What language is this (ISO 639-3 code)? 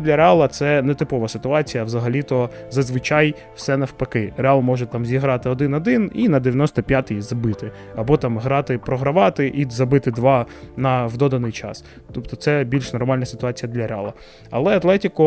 ukr